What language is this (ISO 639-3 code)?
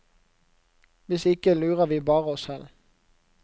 nor